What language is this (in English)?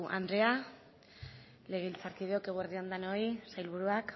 Basque